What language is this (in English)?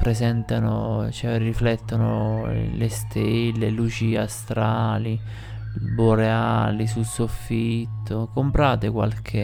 Italian